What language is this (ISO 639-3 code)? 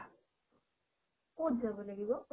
asm